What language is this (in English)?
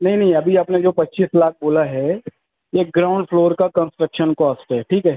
Urdu